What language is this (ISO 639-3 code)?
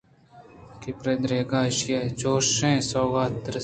bgp